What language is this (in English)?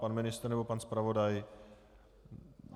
Czech